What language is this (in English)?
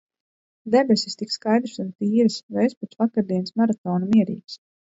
Latvian